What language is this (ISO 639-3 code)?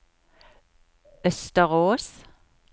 nor